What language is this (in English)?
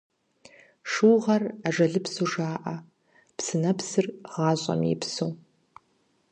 Kabardian